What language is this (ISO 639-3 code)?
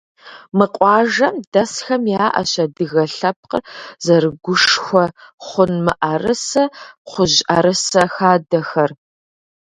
kbd